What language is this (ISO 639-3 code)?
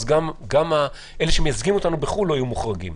heb